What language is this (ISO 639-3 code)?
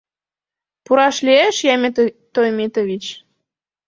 chm